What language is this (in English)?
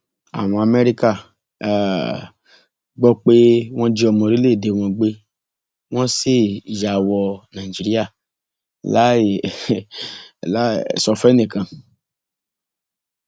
Yoruba